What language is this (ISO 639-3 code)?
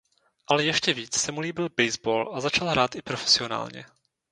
ces